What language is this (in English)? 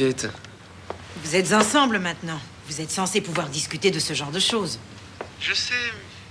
French